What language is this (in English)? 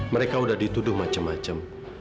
Indonesian